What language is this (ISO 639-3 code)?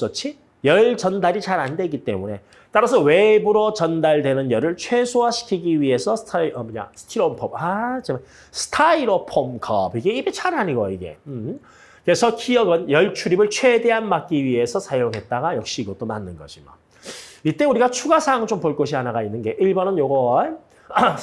kor